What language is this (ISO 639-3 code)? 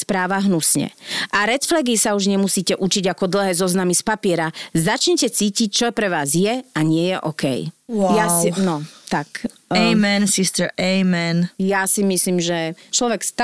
slk